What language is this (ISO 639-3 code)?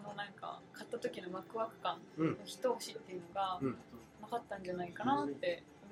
jpn